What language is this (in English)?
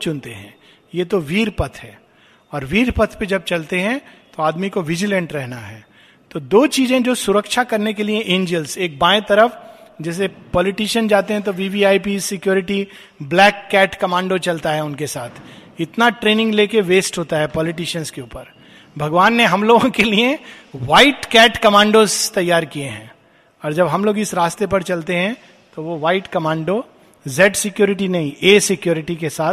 Hindi